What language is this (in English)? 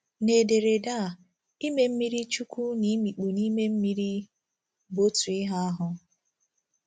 Igbo